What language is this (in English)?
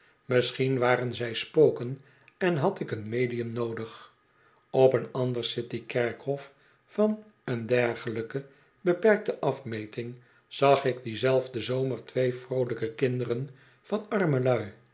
Dutch